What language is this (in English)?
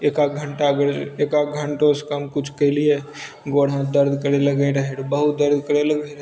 Maithili